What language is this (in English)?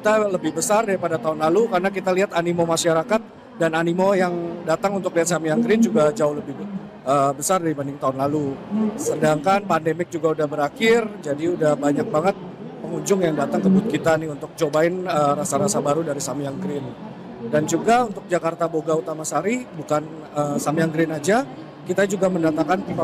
Indonesian